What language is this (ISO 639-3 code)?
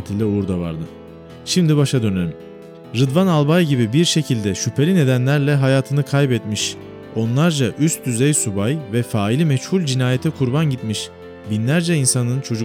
tur